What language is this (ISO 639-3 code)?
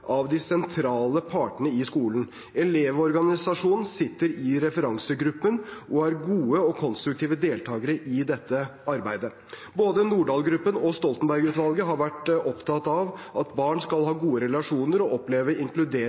nob